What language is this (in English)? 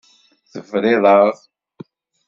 Kabyle